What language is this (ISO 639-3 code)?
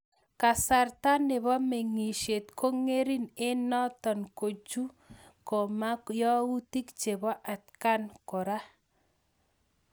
kln